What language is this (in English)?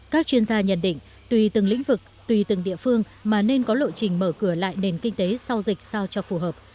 Vietnamese